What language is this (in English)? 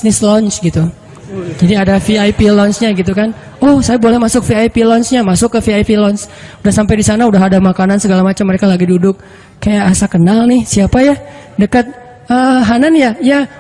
Indonesian